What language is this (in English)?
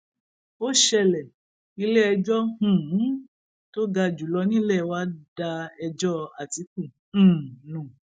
Yoruba